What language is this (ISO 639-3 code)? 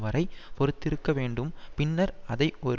tam